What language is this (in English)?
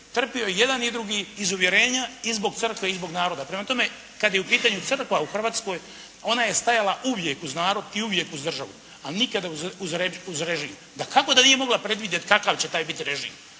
Croatian